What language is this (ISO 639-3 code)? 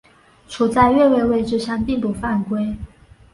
zho